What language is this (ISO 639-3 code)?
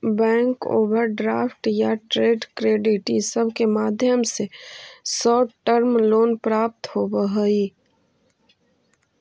mag